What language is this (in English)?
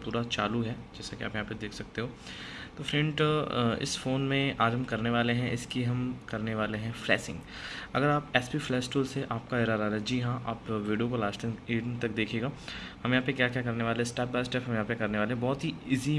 Hindi